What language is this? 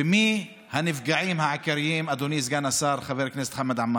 Hebrew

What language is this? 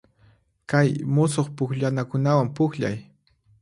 Puno Quechua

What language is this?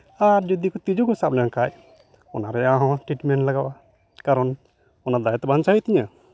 Santali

